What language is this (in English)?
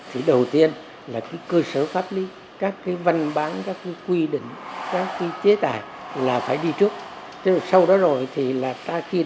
Vietnamese